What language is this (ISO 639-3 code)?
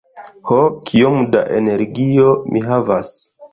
epo